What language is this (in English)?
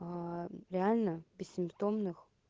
Russian